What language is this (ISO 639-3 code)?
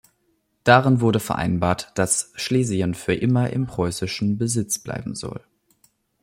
deu